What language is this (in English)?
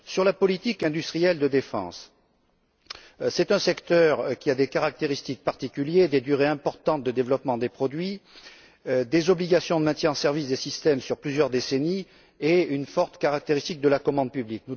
French